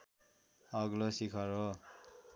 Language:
Nepali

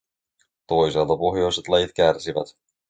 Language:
Finnish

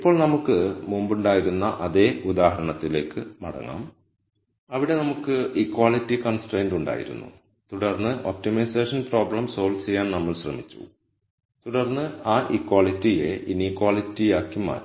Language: Malayalam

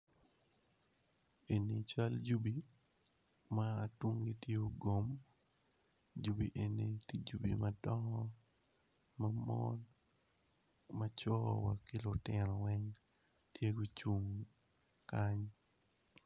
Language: Acoli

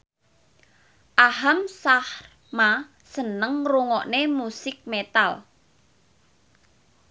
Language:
Javanese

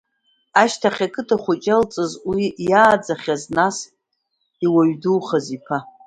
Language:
Abkhazian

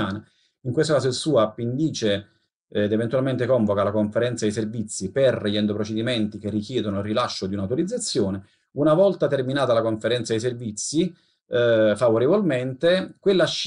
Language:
Italian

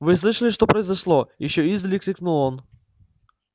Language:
Russian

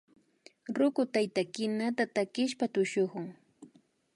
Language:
Imbabura Highland Quichua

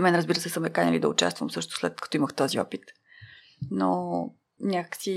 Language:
Bulgarian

